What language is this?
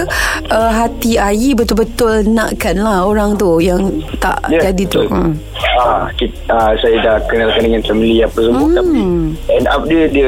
Malay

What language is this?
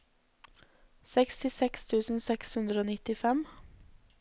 Norwegian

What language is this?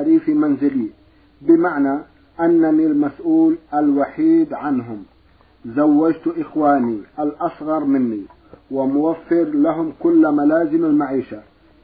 Arabic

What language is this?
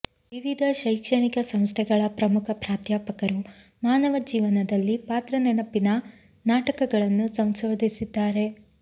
Kannada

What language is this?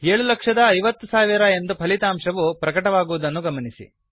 Kannada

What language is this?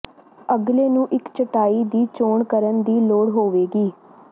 Punjabi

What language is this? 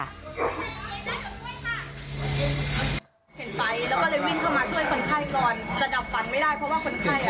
Thai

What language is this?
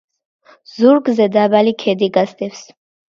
Georgian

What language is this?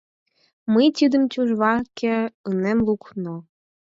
Mari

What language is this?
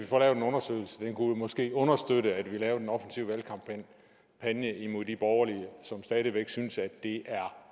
Danish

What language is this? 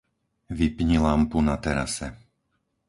Slovak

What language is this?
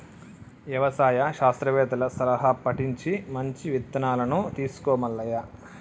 Telugu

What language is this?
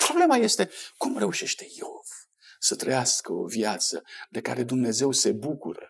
Romanian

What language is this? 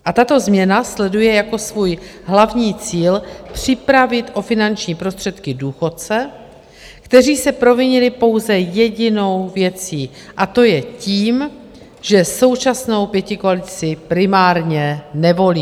Czech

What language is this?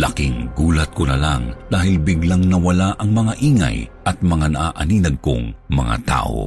Filipino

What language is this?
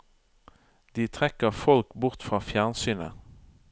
Norwegian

